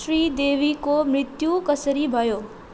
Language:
Nepali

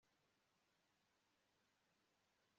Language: Kinyarwanda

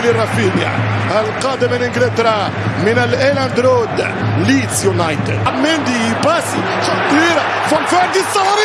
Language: Arabic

